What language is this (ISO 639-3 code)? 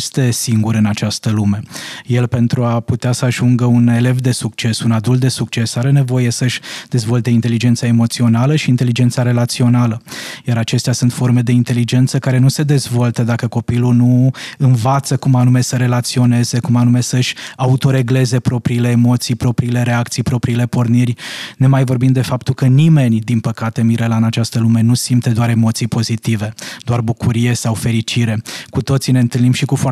ron